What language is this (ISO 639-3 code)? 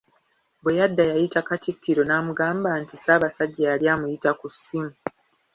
lug